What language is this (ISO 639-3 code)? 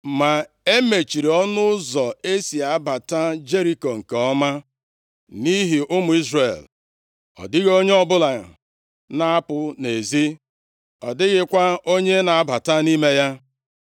ibo